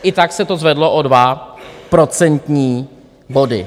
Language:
Czech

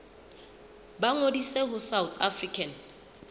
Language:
Southern Sotho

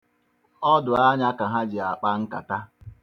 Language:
Igbo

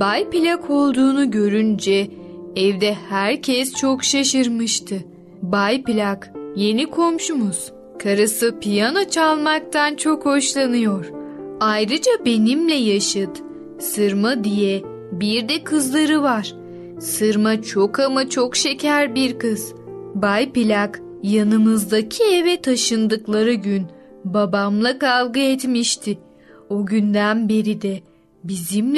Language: Turkish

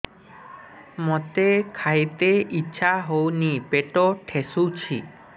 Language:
Odia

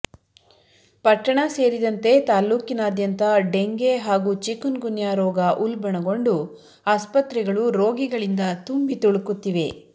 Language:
Kannada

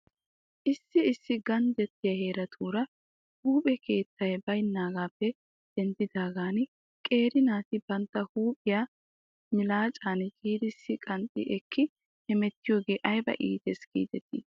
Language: Wolaytta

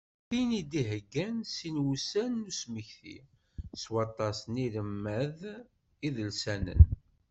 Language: Kabyle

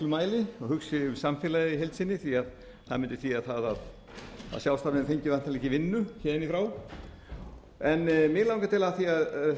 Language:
Icelandic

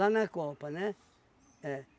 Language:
Portuguese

